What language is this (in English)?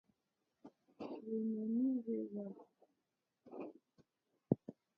Mokpwe